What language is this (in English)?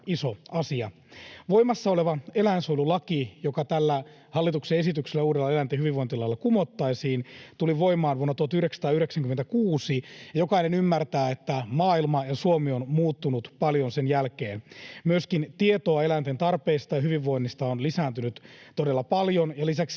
Finnish